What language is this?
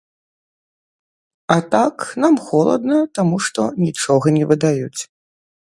Belarusian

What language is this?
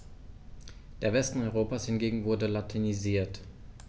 German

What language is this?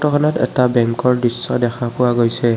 Assamese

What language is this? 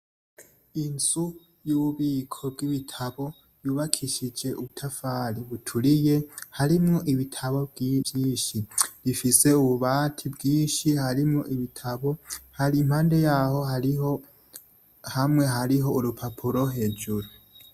Rundi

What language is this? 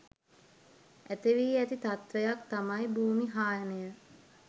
Sinhala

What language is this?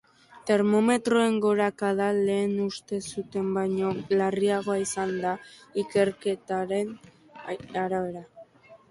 Basque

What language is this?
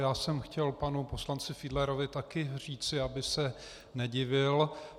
Czech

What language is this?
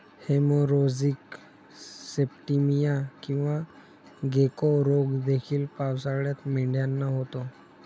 Marathi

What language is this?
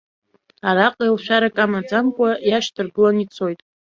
Abkhazian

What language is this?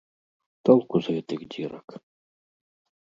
Belarusian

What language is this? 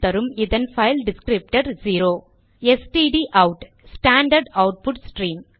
Tamil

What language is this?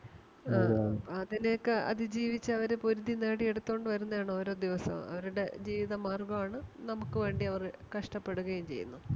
Malayalam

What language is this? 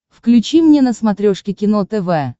Russian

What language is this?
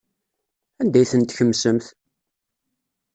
Kabyle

